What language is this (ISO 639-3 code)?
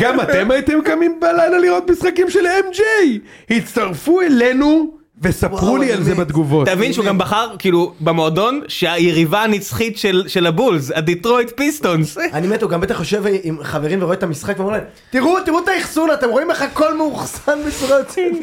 heb